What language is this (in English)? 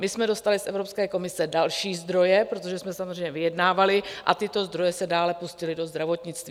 Czech